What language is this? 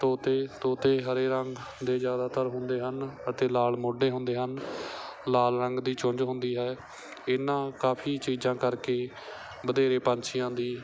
Punjabi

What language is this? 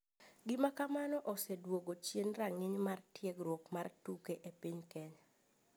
Luo (Kenya and Tanzania)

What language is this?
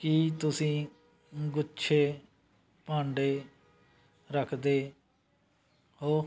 Punjabi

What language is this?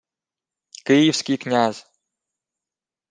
Ukrainian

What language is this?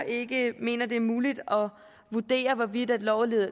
Danish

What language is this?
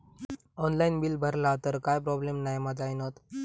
Marathi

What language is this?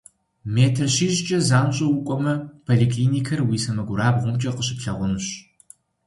Kabardian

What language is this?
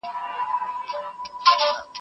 Pashto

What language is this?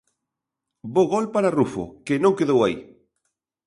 Galician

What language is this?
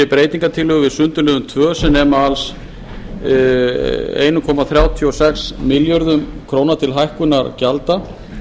Icelandic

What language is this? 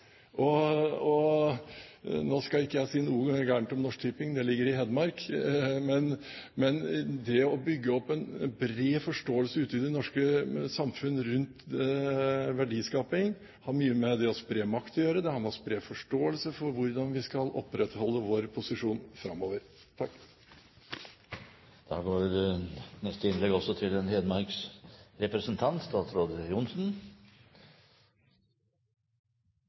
Norwegian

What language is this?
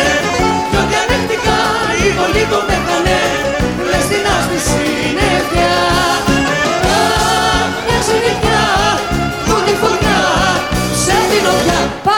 Greek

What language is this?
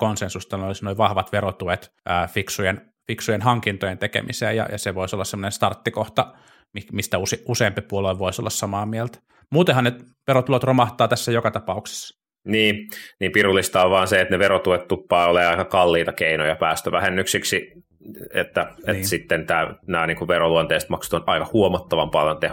Finnish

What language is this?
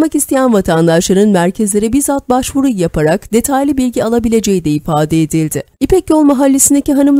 Turkish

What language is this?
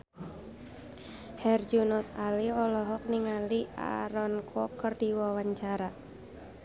Sundanese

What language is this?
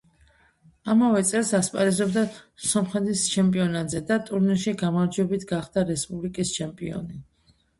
Georgian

